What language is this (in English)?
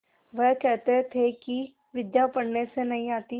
Hindi